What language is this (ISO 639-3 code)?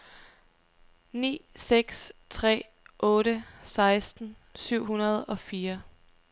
dan